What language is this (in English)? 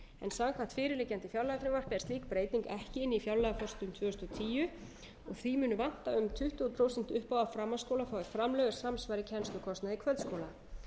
Icelandic